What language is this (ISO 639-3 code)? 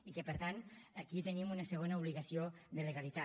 cat